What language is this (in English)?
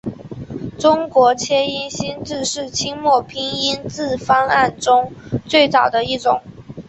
Chinese